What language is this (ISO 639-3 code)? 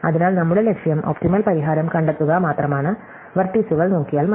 mal